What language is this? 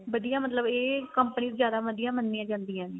Punjabi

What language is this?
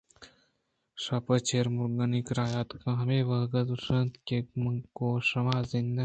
Eastern Balochi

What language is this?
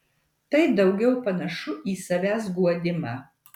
Lithuanian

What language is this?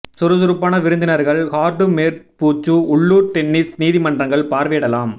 Tamil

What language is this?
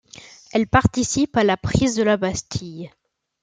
French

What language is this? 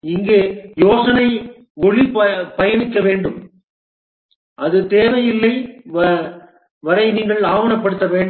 Tamil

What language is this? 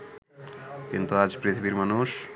Bangla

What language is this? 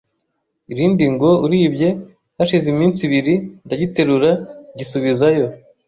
Kinyarwanda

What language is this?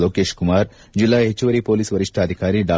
Kannada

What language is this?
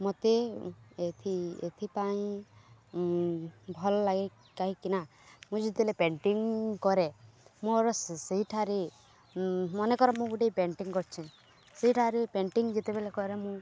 Odia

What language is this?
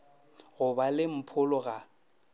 Northern Sotho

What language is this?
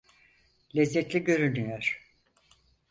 Turkish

